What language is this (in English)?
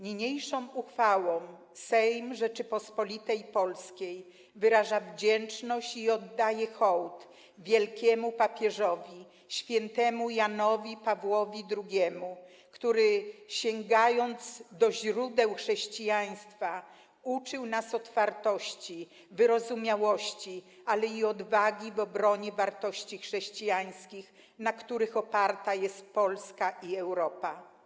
Polish